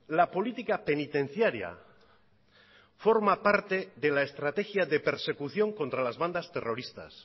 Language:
Spanish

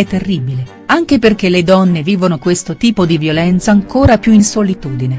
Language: Italian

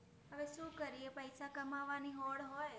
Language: Gujarati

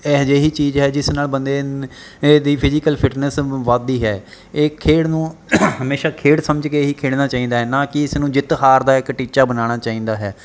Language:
Punjabi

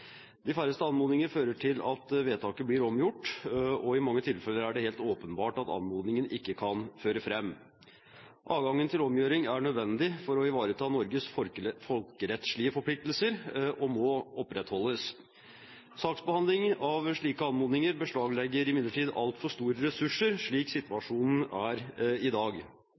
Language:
Norwegian Bokmål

